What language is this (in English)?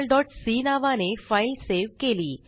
Marathi